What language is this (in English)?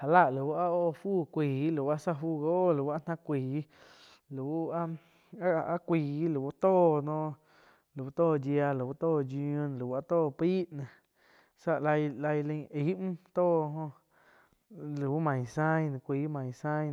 Quiotepec Chinantec